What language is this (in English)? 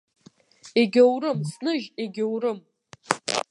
Abkhazian